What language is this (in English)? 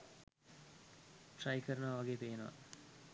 Sinhala